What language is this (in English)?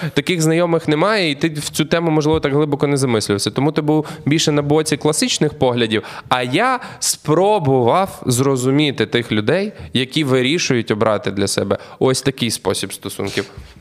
Ukrainian